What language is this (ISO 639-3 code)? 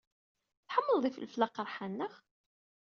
kab